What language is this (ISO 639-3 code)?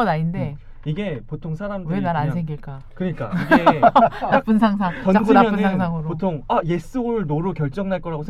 kor